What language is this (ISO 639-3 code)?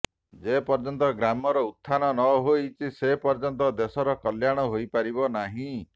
ori